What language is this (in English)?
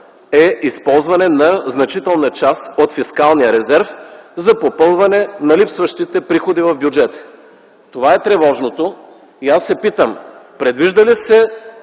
Bulgarian